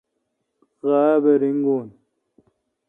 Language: Kalkoti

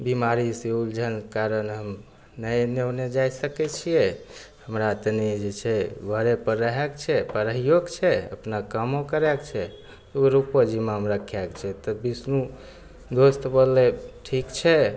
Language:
Maithili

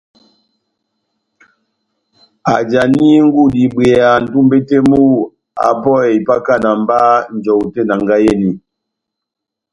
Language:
Batanga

